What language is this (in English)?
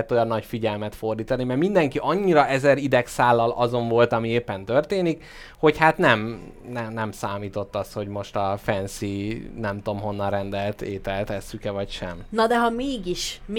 Hungarian